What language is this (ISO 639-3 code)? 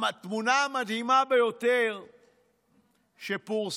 heb